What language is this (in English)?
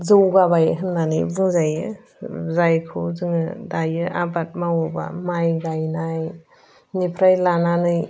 Bodo